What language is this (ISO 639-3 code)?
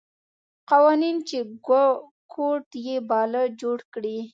pus